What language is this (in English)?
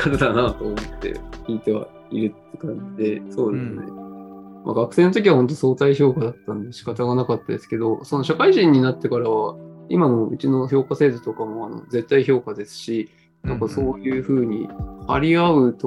Japanese